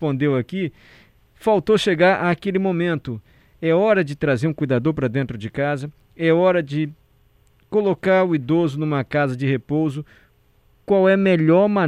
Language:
Portuguese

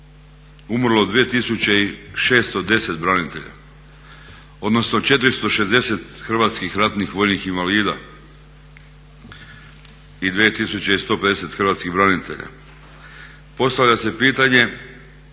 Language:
Croatian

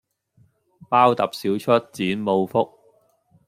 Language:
Cantonese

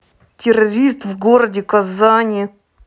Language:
Russian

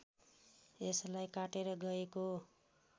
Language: Nepali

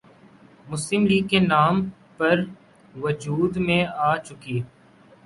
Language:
Urdu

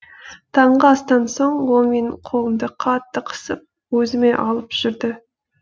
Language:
Kazakh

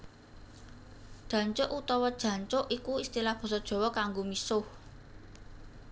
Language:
Javanese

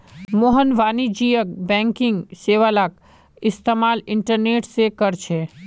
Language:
Magahi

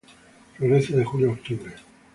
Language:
Spanish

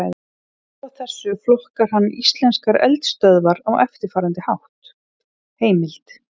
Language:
Icelandic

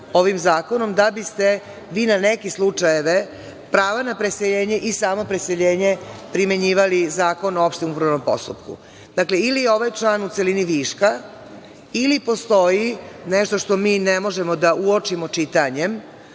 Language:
Serbian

